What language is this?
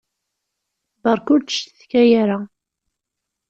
Kabyle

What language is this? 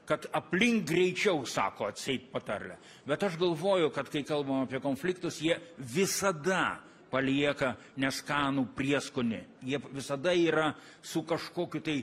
Lithuanian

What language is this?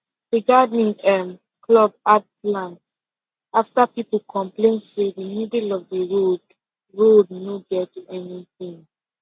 Nigerian Pidgin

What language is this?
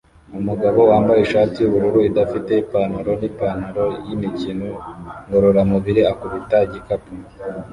Kinyarwanda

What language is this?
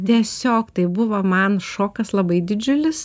Lithuanian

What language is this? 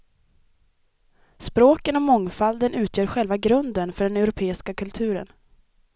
Swedish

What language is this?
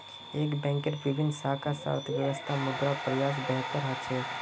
Magahi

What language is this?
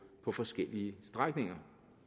Danish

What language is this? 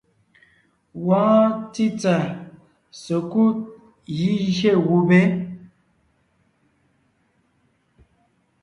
Ngiemboon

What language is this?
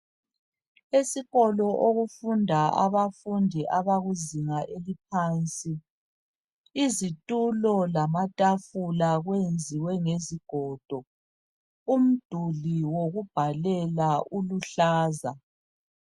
North Ndebele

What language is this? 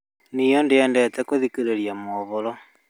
Kikuyu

